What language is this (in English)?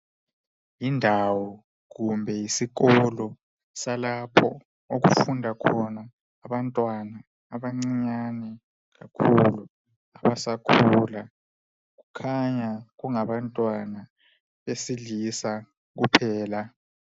North Ndebele